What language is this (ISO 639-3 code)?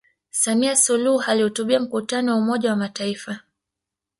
swa